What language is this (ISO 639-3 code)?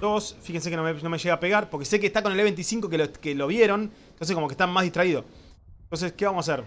spa